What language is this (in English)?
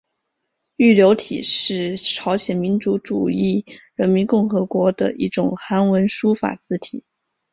Chinese